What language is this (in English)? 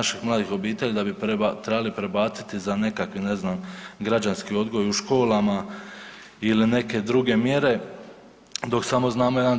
Croatian